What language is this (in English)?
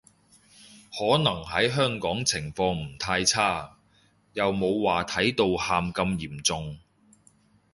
Cantonese